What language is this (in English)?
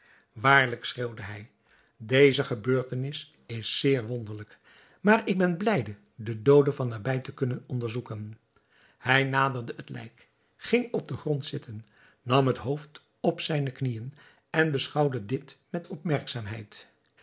Dutch